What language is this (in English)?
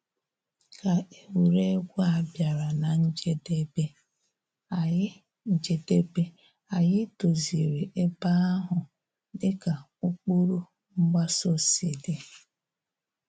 Igbo